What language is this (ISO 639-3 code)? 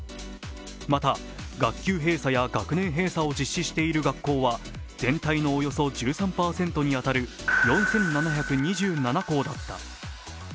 jpn